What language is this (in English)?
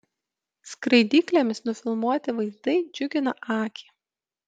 Lithuanian